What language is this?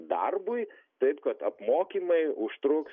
Lithuanian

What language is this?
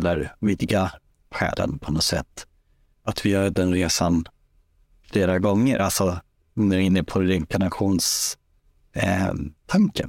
Swedish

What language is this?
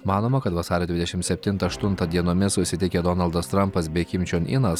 Lithuanian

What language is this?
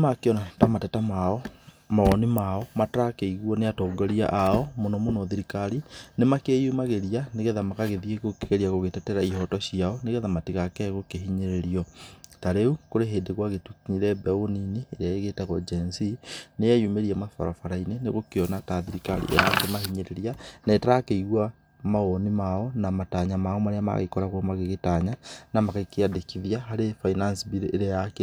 Kikuyu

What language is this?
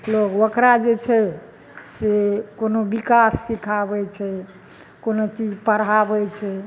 Maithili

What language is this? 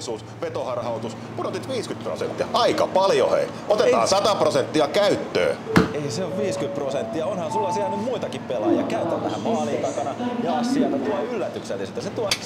Finnish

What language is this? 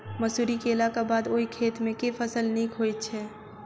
Maithili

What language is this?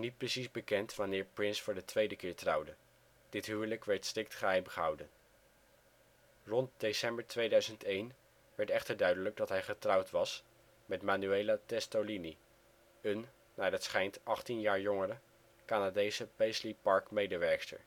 Dutch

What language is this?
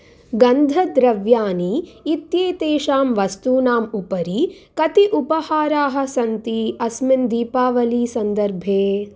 Sanskrit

